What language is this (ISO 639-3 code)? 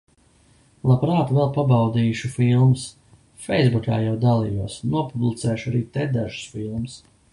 lav